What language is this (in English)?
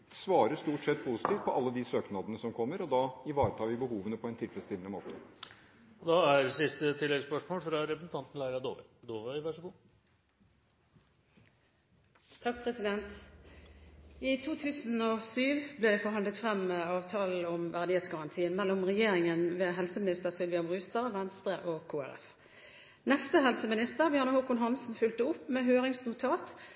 Norwegian